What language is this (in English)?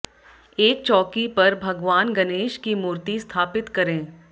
Hindi